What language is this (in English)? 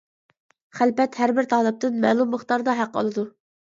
Uyghur